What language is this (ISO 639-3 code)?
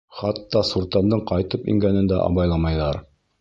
bak